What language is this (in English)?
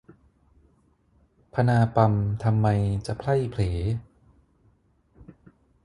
Thai